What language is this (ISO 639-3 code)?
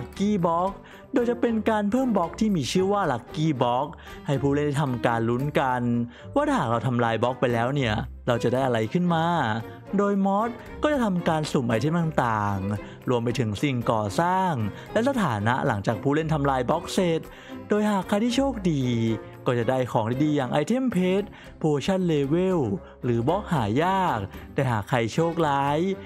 tha